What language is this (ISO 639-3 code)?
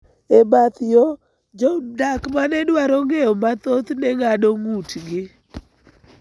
luo